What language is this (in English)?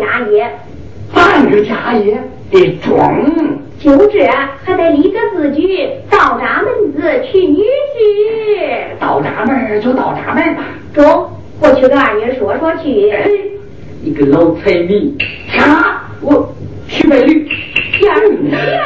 Chinese